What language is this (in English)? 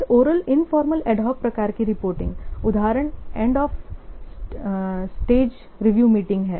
Hindi